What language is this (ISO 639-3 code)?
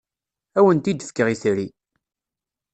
kab